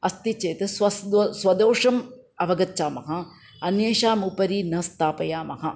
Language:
Sanskrit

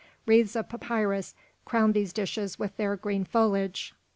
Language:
English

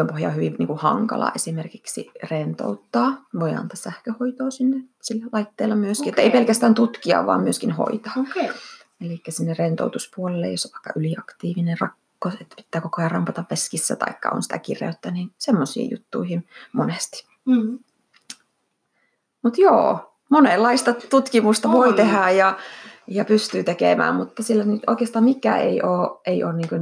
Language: Finnish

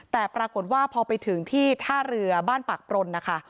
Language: Thai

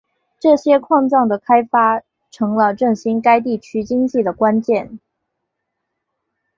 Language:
Chinese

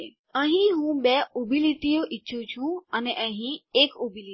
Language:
Gujarati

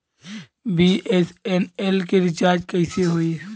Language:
Bhojpuri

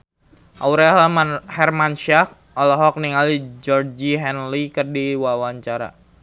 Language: Sundanese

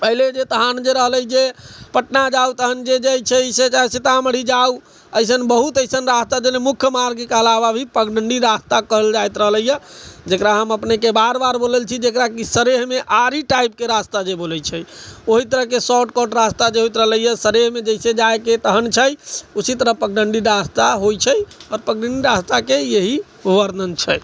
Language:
Maithili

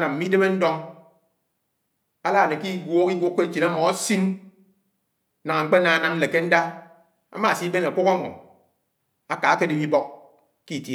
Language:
Anaang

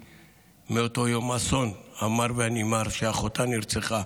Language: Hebrew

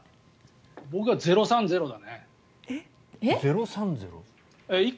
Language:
Japanese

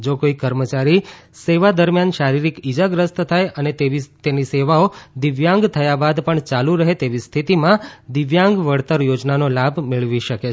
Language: Gujarati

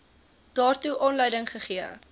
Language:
Afrikaans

